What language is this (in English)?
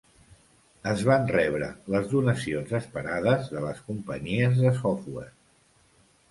Catalan